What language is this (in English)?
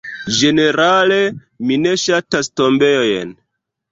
Esperanto